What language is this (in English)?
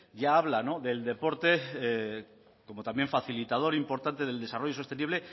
Spanish